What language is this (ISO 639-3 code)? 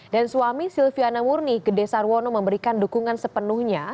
ind